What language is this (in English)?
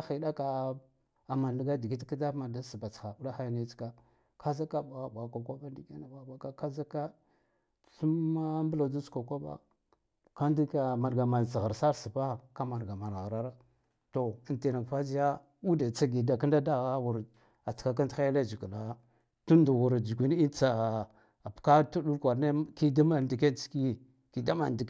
Guduf-Gava